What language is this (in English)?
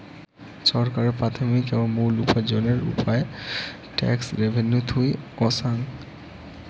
Bangla